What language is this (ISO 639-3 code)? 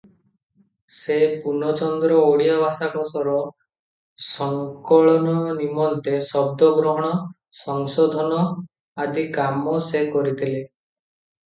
ori